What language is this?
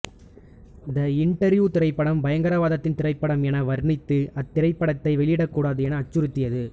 Tamil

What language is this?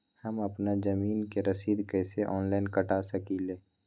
Magahi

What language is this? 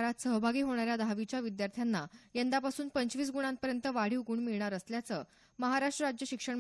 Romanian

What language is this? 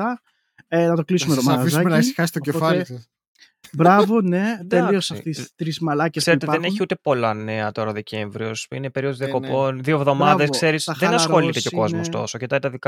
Greek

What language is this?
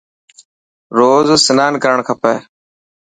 Dhatki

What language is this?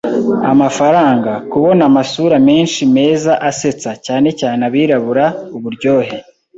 Kinyarwanda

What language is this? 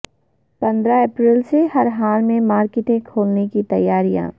Urdu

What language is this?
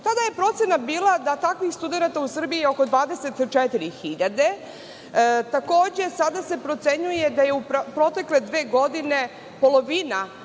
Serbian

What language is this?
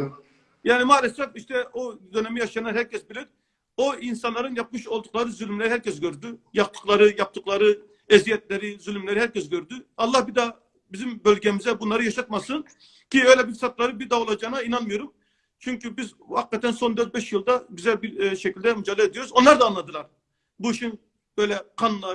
Turkish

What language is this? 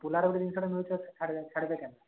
Odia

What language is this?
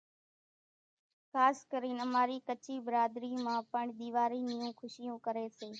Kachi Koli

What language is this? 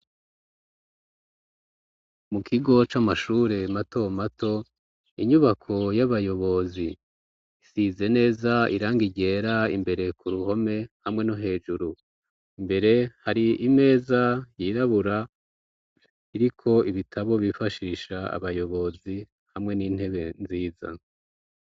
Rundi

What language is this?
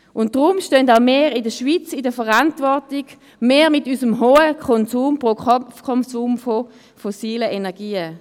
Swiss German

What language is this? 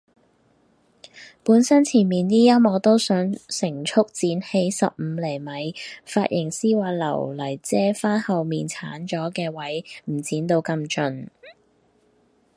Cantonese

